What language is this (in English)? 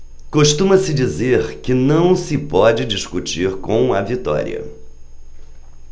Portuguese